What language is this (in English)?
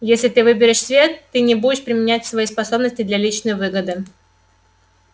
Russian